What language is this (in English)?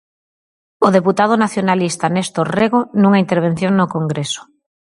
Galician